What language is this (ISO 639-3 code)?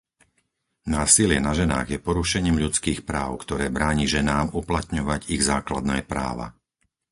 slk